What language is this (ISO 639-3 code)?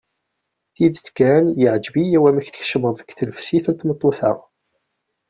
kab